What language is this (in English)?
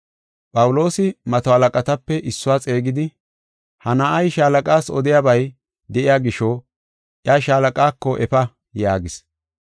Gofa